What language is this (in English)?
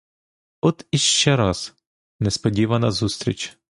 Ukrainian